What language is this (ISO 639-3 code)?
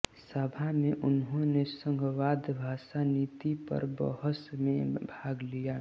hin